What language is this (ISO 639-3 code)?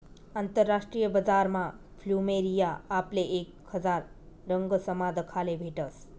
mar